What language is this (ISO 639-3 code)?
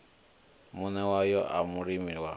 ven